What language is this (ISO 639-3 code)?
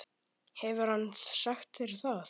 isl